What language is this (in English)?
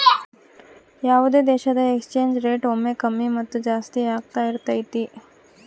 Kannada